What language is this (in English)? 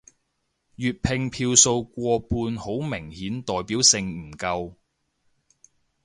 Cantonese